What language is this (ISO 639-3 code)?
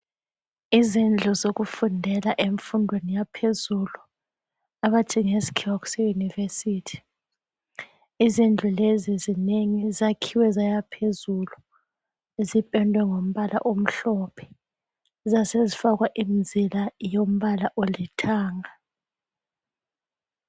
nde